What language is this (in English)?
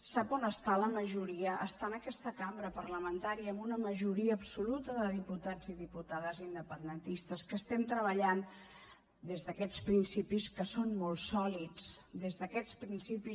Catalan